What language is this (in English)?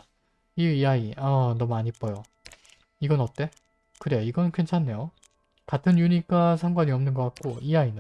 Korean